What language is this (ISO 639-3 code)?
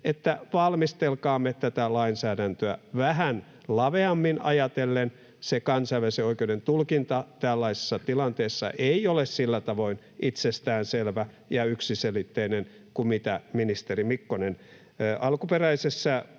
fin